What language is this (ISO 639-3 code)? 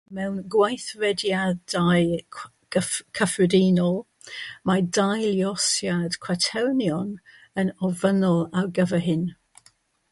cym